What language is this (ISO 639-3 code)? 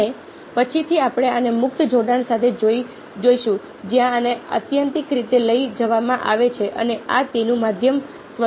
guj